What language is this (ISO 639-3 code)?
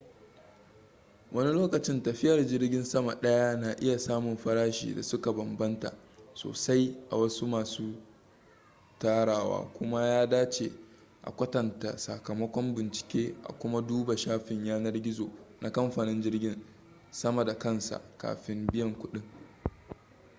hau